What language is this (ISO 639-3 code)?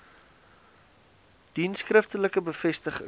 afr